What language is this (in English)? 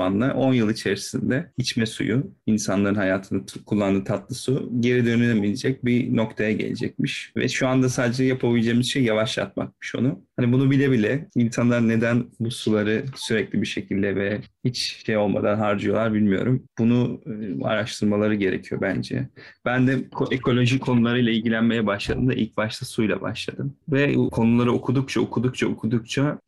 Turkish